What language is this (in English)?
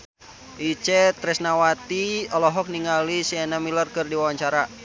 Sundanese